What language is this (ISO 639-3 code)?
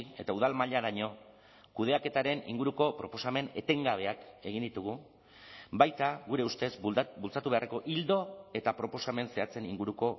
eus